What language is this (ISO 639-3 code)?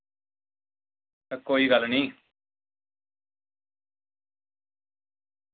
doi